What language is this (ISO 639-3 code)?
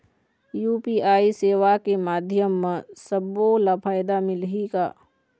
hne